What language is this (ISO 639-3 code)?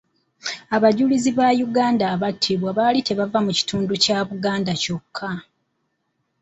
lug